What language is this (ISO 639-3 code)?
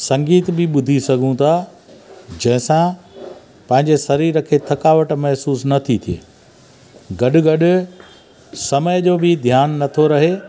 snd